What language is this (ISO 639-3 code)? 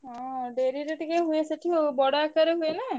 ori